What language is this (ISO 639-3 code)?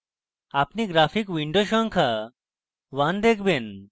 ben